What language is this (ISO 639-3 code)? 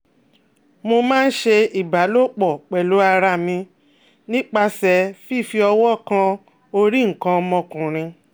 yor